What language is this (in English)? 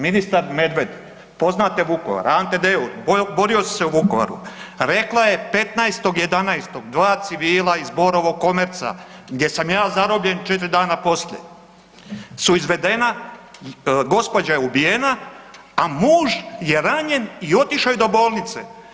Croatian